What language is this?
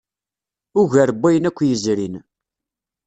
Kabyle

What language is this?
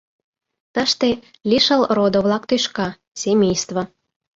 Mari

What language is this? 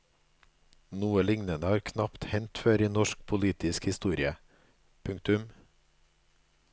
Norwegian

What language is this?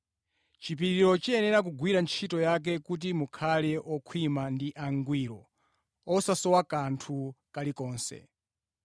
Nyanja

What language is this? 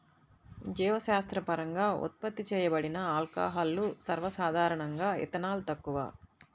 Telugu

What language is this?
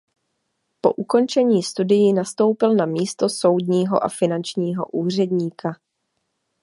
Czech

